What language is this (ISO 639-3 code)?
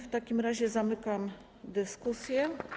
pol